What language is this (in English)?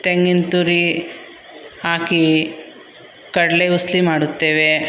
Kannada